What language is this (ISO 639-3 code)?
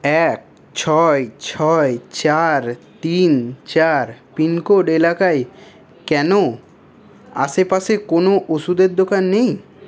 ben